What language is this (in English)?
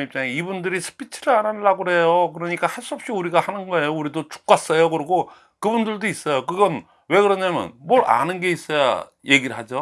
Korean